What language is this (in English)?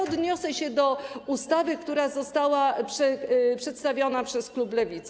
Polish